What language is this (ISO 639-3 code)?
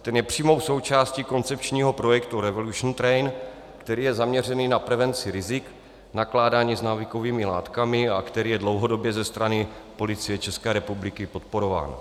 ces